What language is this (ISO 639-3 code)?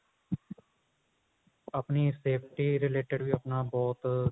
pan